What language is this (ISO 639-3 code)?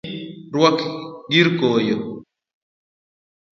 luo